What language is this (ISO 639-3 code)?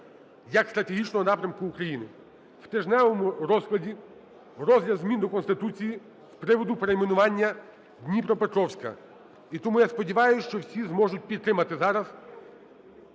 ukr